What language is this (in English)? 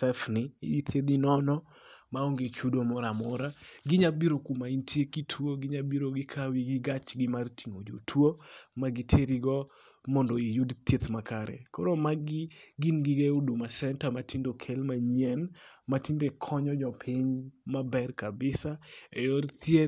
Luo (Kenya and Tanzania)